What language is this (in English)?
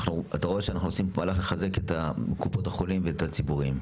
Hebrew